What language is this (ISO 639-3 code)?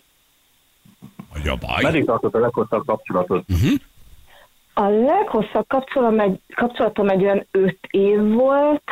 hun